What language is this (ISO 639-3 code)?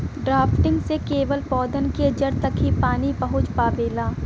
bho